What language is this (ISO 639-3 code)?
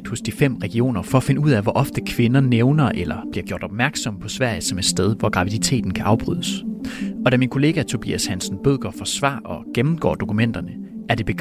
dan